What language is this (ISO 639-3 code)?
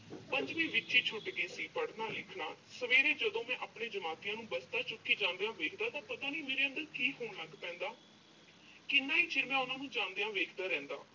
pan